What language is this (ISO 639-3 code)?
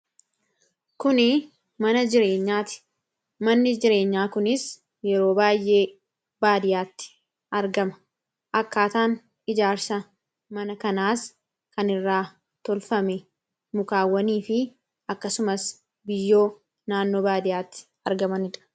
orm